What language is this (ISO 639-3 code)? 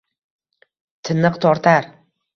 uzb